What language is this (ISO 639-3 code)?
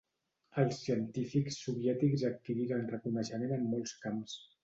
cat